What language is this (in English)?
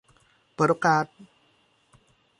Thai